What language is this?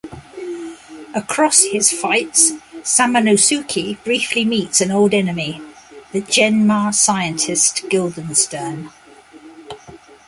English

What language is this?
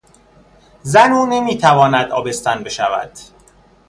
Persian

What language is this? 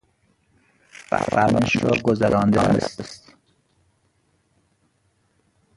Persian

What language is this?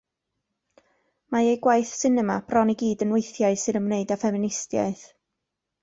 Welsh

